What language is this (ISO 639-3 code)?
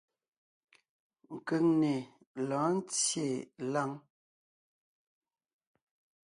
nnh